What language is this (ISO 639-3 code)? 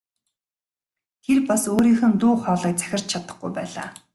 mon